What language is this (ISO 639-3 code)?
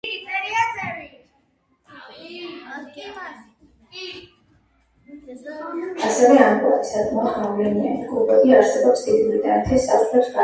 kat